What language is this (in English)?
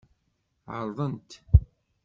Kabyle